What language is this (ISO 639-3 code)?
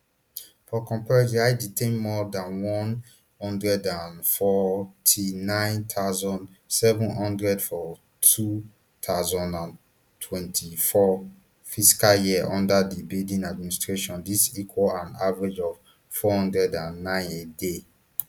pcm